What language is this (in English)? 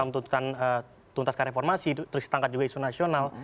Indonesian